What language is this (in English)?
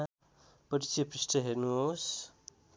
Nepali